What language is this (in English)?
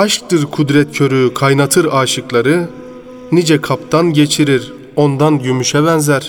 Turkish